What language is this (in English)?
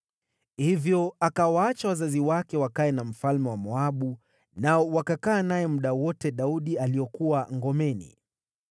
Swahili